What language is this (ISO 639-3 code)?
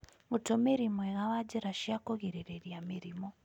kik